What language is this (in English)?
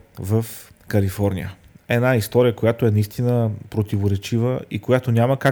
Bulgarian